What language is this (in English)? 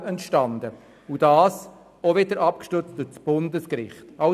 Swiss German